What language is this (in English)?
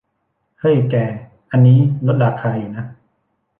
Thai